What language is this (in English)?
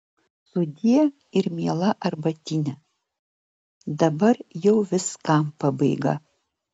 Lithuanian